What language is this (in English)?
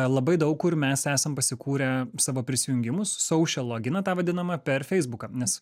Lithuanian